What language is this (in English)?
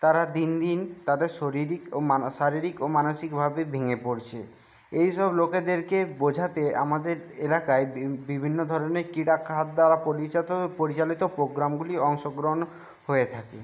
Bangla